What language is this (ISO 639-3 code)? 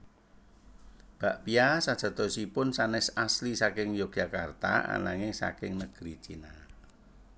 jav